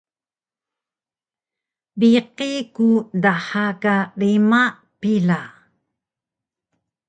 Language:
Taroko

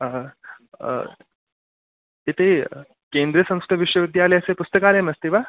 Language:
Sanskrit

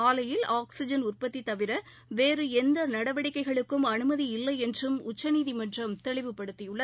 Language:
Tamil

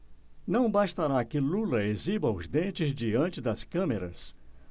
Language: Portuguese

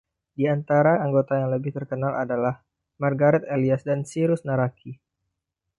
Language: Indonesian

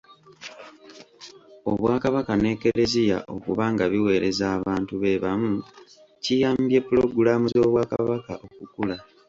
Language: Ganda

